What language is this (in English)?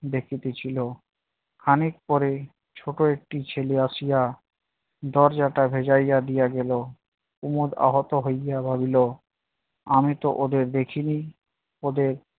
Bangla